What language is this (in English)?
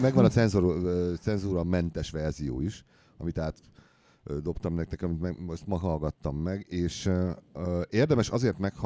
Hungarian